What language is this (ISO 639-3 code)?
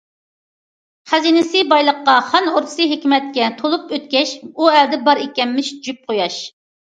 uig